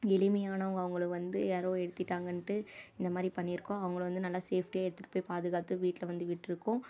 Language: Tamil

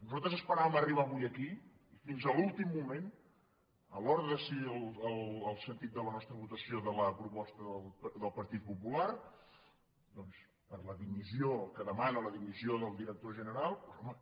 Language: Catalan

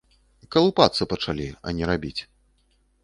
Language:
Belarusian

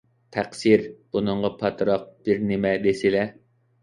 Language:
Uyghur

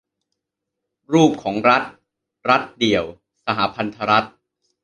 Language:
Thai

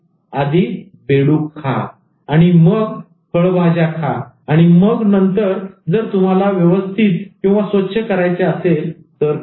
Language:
Marathi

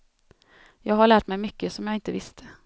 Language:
Swedish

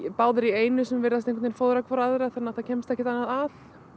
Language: Icelandic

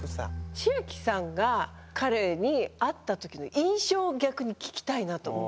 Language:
Japanese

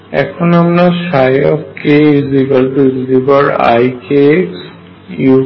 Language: Bangla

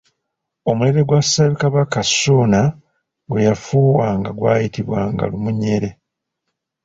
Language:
Ganda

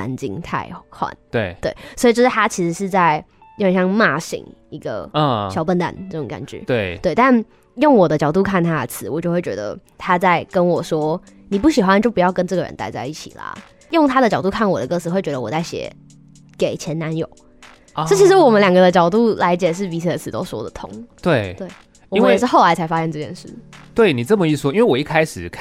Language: Chinese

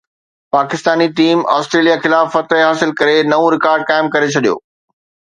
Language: Sindhi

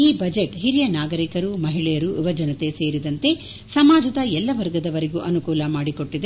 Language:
Kannada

